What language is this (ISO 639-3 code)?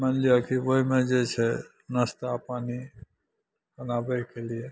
mai